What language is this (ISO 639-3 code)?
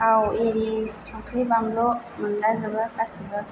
brx